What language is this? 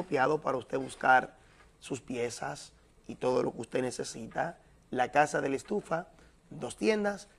Spanish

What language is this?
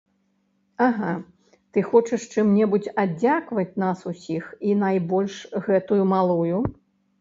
Belarusian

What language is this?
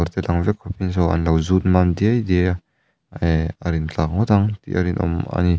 Mizo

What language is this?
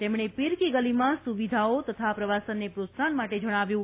Gujarati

